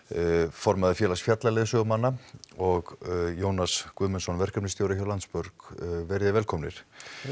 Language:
Icelandic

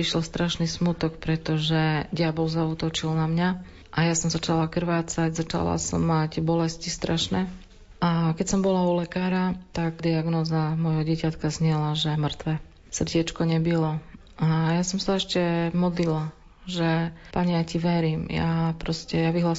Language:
Slovak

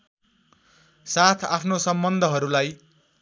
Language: Nepali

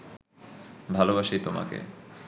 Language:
Bangla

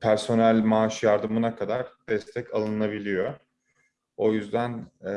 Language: Turkish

